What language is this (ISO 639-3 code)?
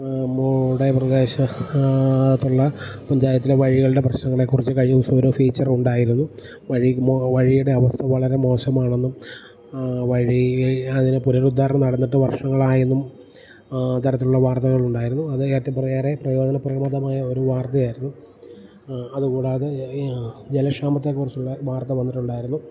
mal